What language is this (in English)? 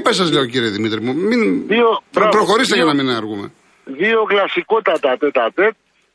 Greek